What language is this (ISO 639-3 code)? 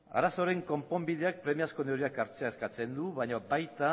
eus